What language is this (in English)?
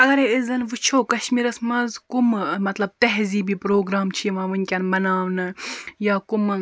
Kashmiri